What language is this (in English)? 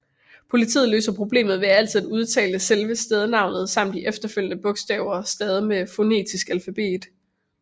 Danish